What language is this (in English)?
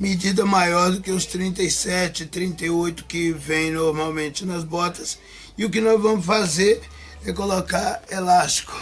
Portuguese